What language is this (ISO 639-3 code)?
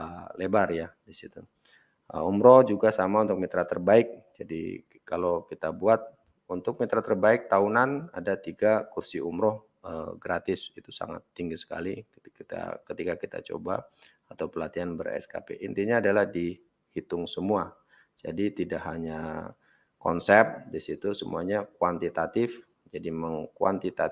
ind